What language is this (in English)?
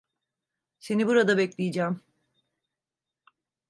Turkish